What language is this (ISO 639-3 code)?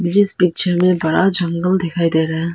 hin